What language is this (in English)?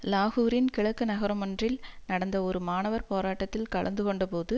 Tamil